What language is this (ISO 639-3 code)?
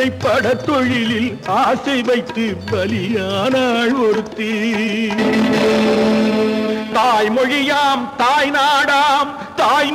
hin